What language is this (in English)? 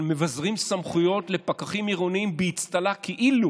Hebrew